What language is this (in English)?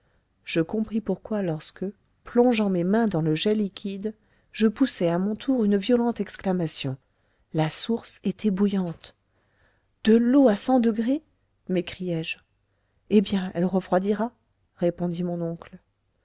French